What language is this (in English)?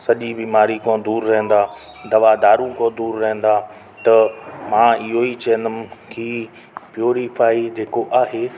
Sindhi